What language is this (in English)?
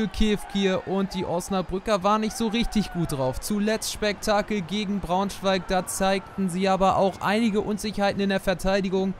German